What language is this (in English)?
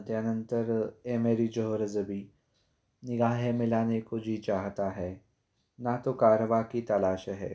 Marathi